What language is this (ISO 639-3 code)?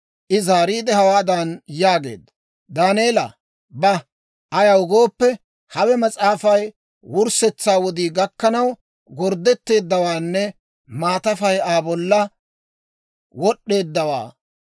dwr